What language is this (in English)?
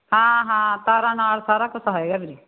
Punjabi